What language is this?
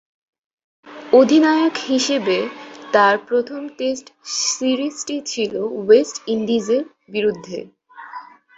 Bangla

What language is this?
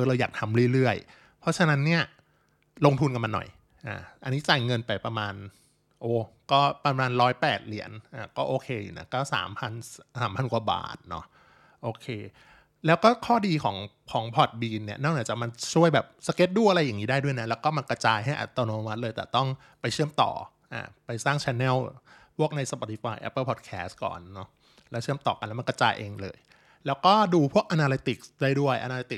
Thai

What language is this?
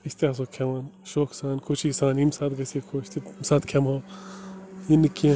Kashmiri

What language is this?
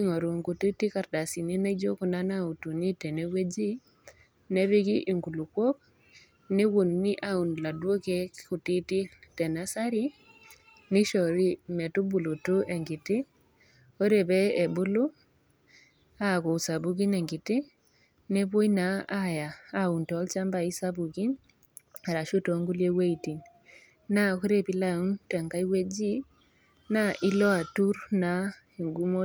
Masai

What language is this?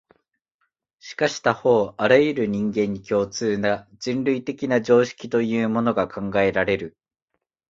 Japanese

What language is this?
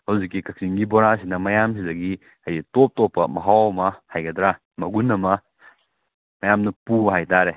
Manipuri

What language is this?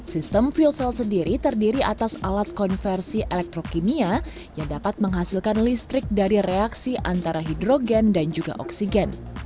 Indonesian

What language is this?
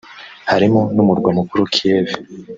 Kinyarwanda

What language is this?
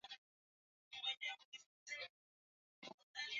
Swahili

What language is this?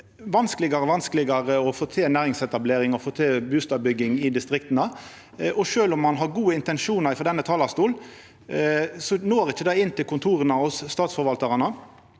Norwegian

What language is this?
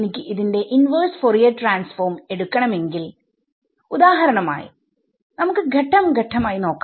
Malayalam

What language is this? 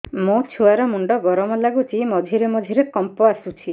Odia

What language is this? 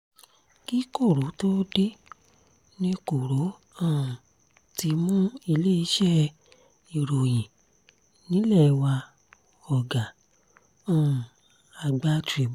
Yoruba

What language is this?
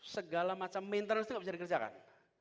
Indonesian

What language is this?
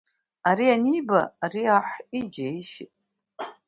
Abkhazian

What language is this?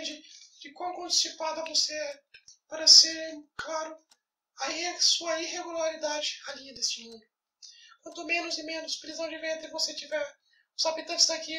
Portuguese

